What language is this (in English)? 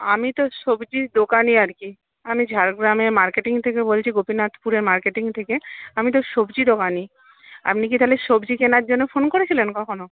Bangla